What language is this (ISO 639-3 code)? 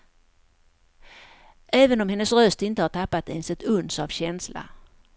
swe